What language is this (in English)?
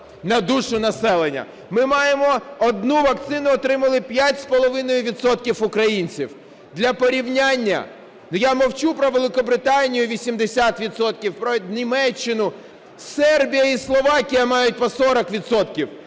Ukrainian